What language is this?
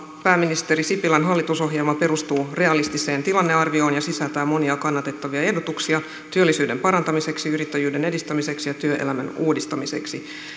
Finnish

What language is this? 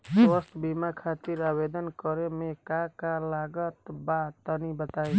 Bhojpuri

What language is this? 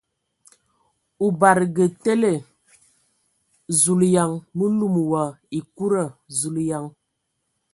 Ewondo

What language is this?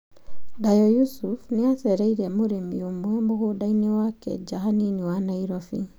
Kikuyu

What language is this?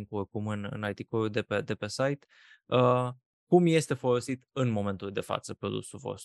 Romanian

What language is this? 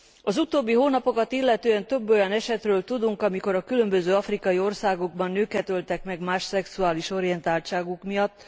Hungarian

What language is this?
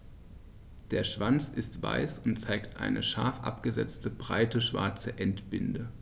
German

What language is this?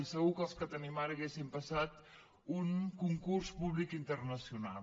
Catalan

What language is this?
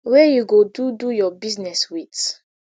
Nigerian Pidgin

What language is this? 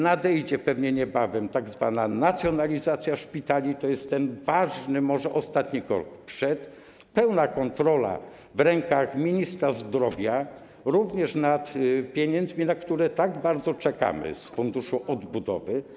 Polish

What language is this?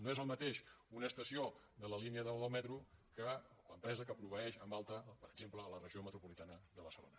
Catalan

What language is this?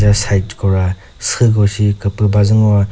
Chokri Naga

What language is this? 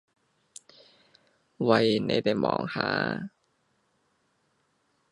Cantonese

